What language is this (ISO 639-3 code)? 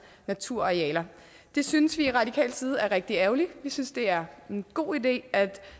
dan